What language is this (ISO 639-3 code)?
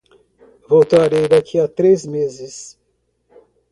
por